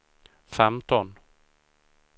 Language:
Swedish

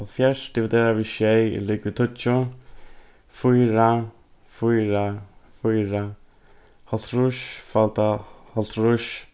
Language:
Faroese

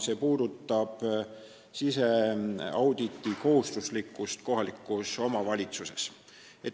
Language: Estonian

